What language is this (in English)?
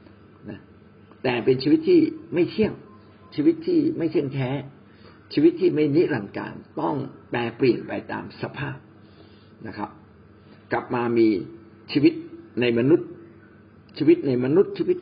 Thai